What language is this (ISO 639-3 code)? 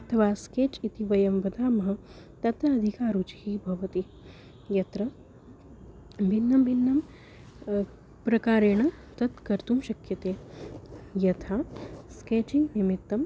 san